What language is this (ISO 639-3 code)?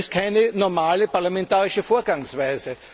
deu